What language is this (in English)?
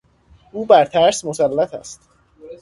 Persian